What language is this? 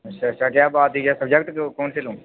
Dogri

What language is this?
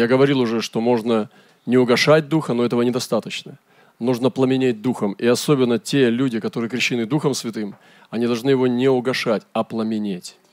Russian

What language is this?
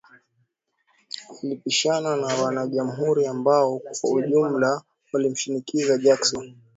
Swahili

